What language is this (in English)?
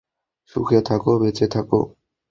Bangla